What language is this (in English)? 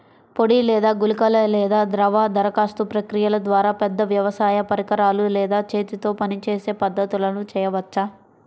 Telugu